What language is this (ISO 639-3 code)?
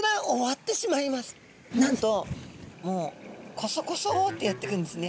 jpn